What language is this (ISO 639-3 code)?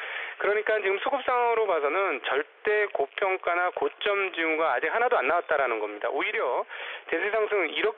kor